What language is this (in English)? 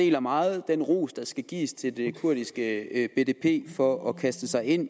Danish